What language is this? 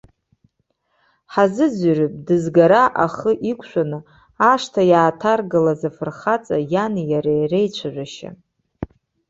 Abkhazian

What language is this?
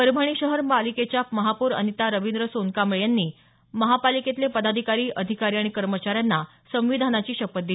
Marathi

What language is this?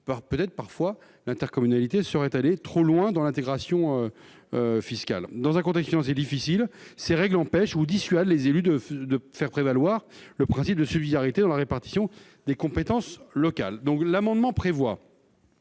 French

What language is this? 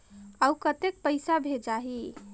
Chhattisgarhi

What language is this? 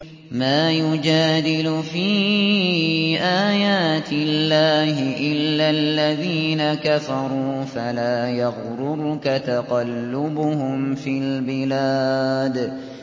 Arabic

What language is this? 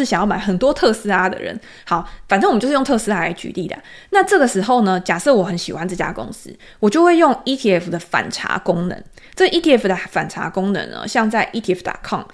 Chinese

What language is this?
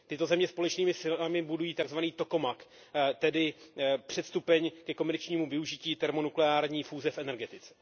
Czech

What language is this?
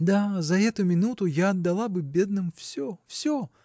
Russian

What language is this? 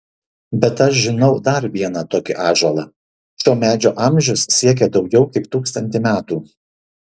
Lithuanian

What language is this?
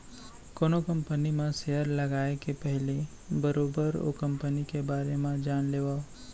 Chhattisgarhi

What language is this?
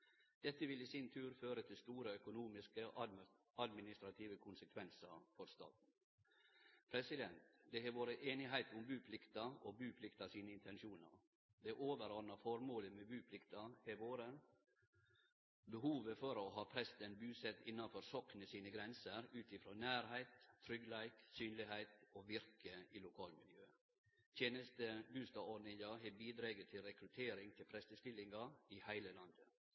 Norwegian Nynorsk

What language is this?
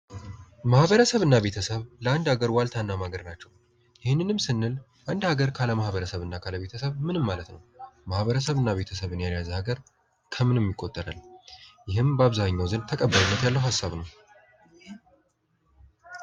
Amharic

